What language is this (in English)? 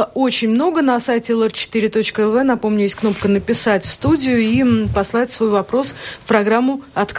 Russian